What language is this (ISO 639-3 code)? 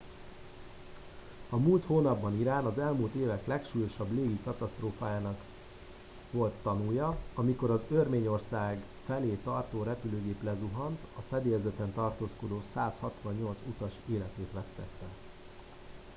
hun